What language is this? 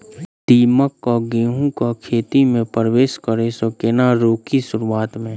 Maithili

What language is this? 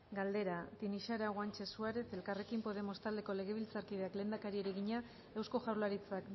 Basque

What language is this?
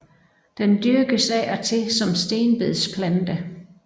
Danish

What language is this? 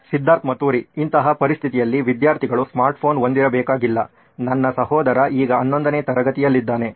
Kannada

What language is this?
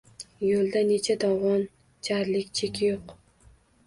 Uzbek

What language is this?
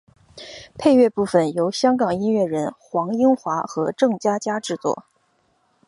Chinese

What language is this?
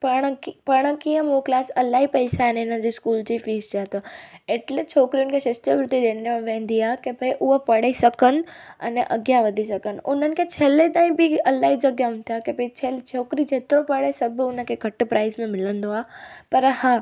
Sindhi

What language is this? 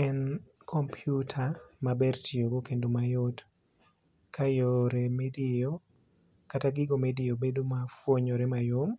Luo (Kenya and Tanzania)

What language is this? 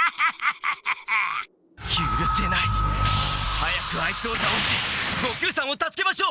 Japanese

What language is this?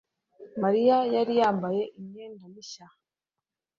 Kinyarwanda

